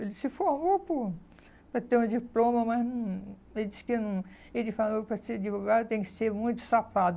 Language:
Portuguese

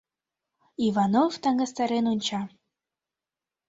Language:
Mari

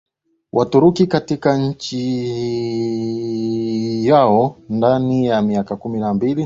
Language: Swahili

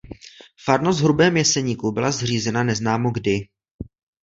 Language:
Czech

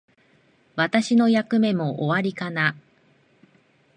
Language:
Japanese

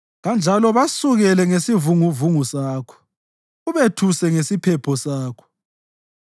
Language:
North Ndebele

